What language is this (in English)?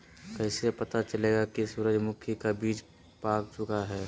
Magahi